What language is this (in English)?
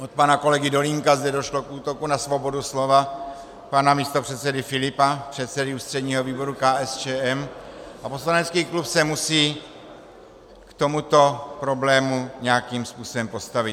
Czech